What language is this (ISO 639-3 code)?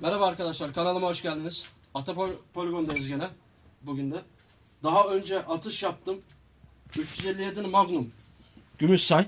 tur